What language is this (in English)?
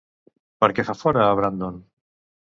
Catalan